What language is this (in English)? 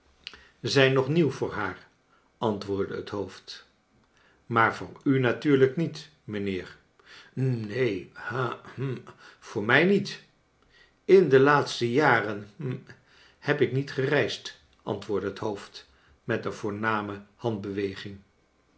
Dutch